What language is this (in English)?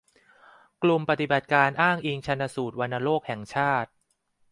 Thai